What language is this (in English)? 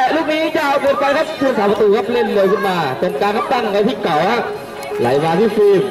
Thai